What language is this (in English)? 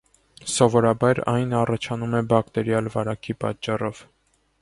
Armenian